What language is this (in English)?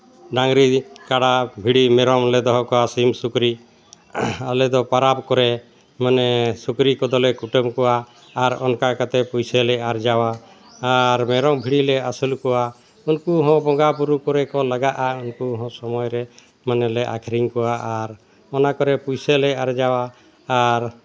Santali